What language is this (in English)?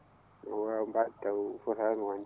Fula